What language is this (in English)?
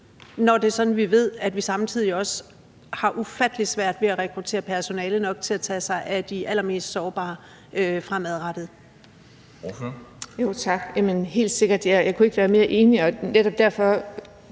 Danish